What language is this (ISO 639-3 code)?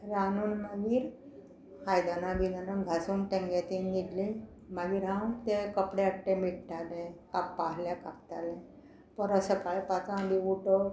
kok